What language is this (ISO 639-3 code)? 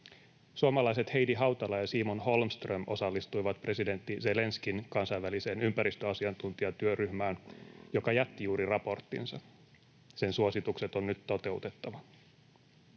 fin